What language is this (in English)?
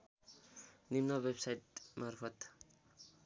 Nepali